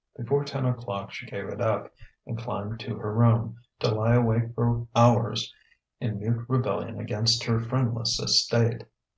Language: English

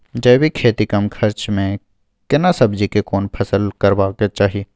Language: Maithili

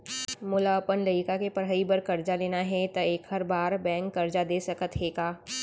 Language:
Chhattisgarhi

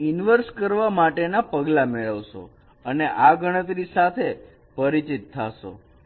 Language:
Gujarati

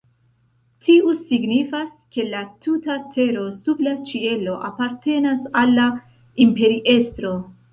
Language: Esperanto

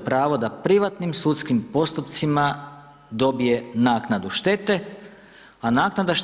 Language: Croatian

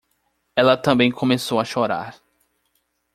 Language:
Portuguese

